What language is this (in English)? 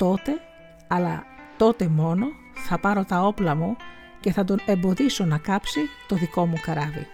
Greek